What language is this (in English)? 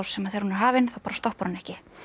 Icelandic